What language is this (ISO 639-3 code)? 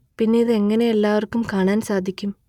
mal